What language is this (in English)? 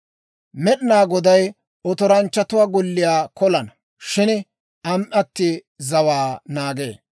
Dawro